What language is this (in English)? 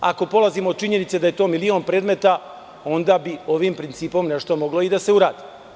Serbian